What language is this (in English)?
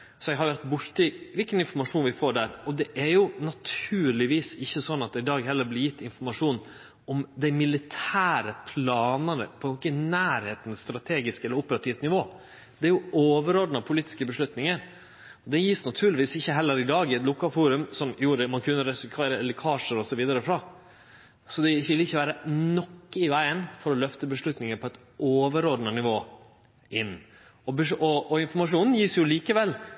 Norwegian Nynorsk